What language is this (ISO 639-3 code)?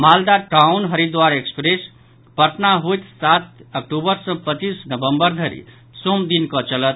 mai